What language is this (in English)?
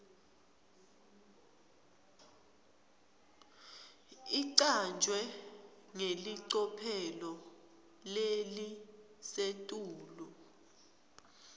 Swati